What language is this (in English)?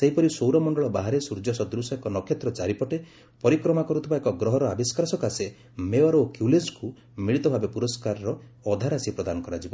Odia